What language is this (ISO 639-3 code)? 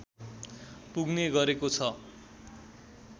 nep